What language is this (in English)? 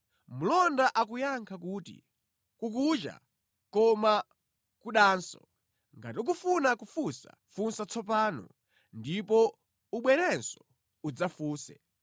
Nyanja